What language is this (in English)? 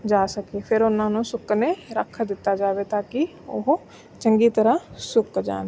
Punjabi